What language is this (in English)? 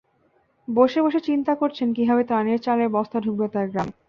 Bangla